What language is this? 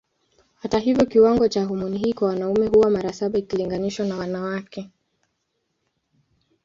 Swahili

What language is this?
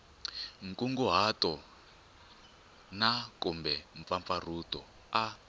Tsonga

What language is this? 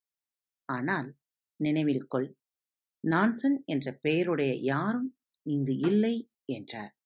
Tamil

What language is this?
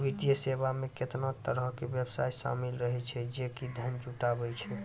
Maithili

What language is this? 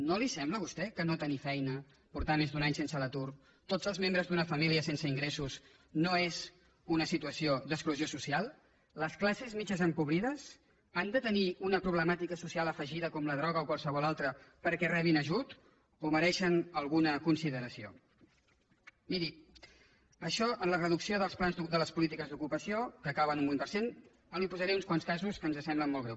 Catalan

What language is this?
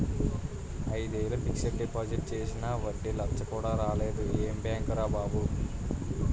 Telugu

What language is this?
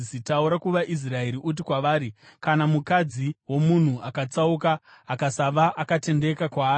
Shona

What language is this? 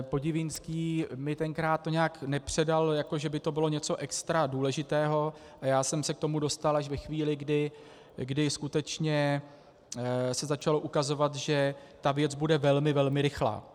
Czech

